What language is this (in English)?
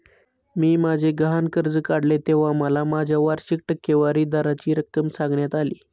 Marathi